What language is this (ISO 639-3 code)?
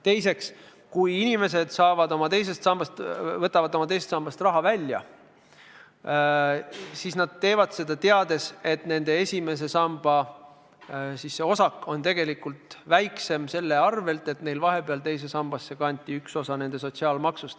est